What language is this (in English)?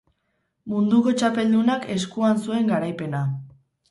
Basque